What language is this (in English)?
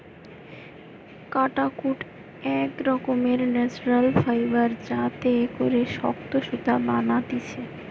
Bangla